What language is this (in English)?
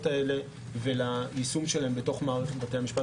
Hebrew